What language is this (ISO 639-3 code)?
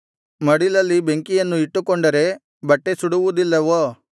kan